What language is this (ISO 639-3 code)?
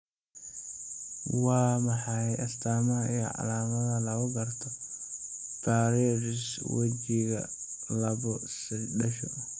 som